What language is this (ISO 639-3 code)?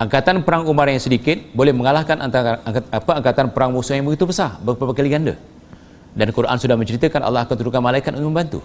msa